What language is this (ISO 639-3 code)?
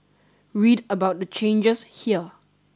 eng